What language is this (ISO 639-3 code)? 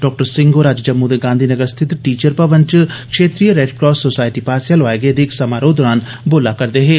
doi